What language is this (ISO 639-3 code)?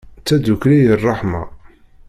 kab